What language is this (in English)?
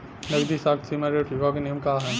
Bhojpuri